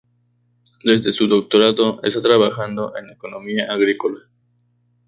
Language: Spanish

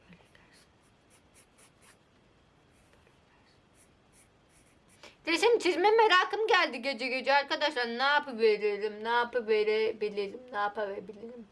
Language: Turkish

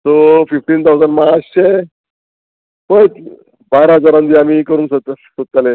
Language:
Konkani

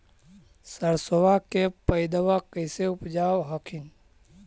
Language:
Magahi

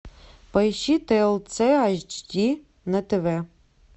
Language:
Russian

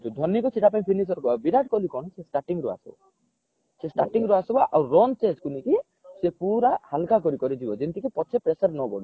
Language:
Odia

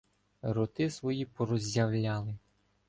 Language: Ukrainian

